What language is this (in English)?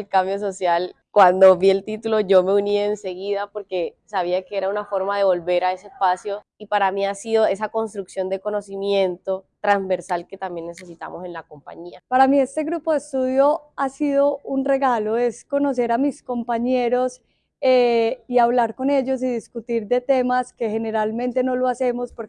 Spanish